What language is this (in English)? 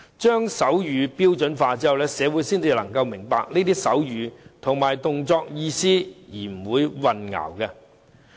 Cantonese